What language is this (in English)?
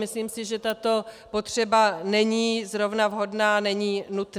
Czech